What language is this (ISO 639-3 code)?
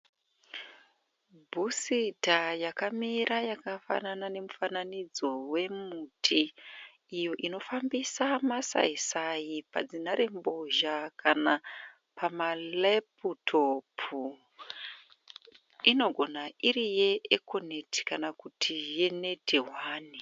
sna